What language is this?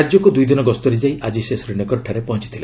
Odia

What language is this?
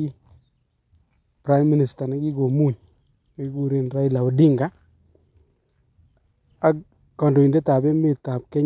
Kalenjin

